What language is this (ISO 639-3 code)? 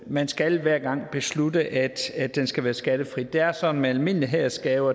dan